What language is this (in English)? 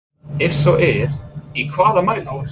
Icelandic